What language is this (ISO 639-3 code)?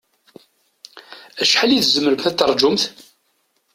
kab